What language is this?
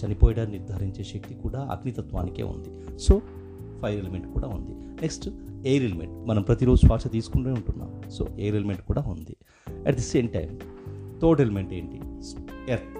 Telugu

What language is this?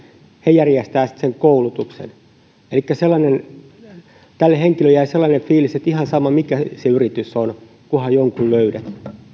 Finnish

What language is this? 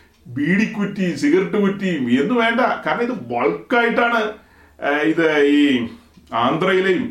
Malayalam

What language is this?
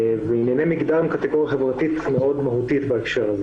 Hebrew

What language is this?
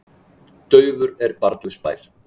Icelandic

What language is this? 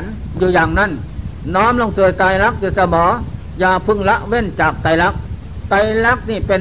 Thai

